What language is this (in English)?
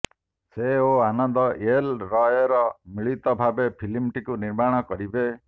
Odia